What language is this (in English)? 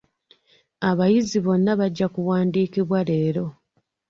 Ganda